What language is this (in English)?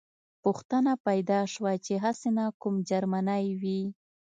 Pashto